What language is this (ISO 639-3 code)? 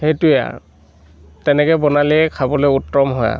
asm